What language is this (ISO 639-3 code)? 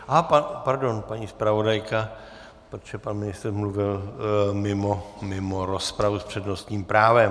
ces